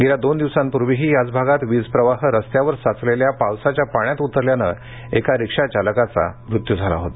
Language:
Marathi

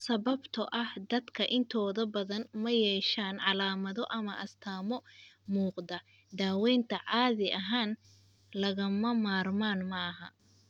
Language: Somali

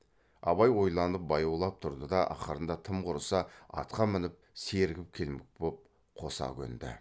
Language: Kazakh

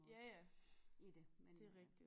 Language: Danish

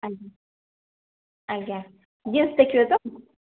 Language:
Odia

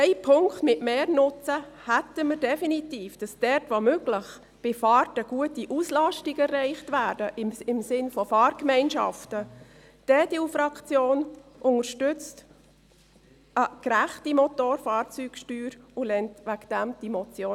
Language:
Swiss German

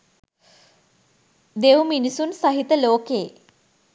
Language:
Sinhala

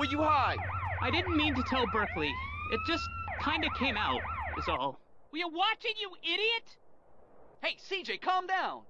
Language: English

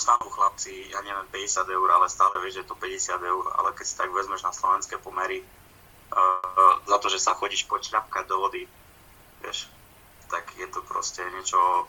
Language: Slovak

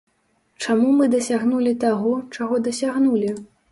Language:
Belarusian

